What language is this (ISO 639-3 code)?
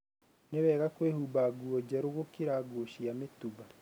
kik